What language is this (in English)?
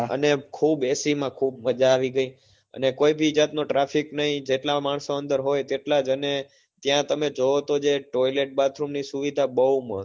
Gujarati